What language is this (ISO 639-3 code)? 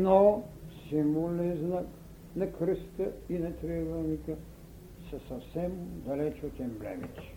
bul